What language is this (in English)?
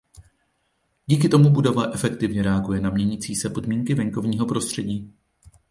Czech